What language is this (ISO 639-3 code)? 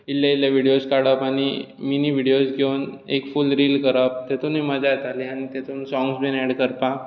kok